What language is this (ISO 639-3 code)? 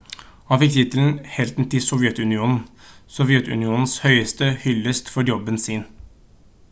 nob